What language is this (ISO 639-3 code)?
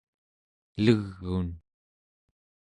esu